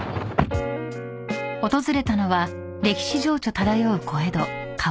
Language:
Japanese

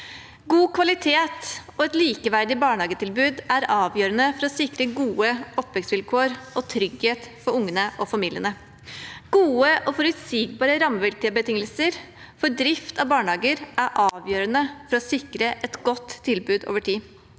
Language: Norwegian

